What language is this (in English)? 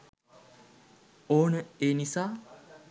Sinhala